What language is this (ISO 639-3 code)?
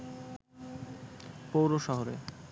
ben